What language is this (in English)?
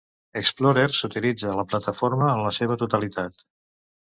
Catalan